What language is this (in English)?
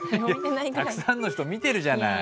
Japanese